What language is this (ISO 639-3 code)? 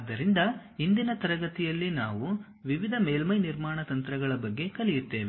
kan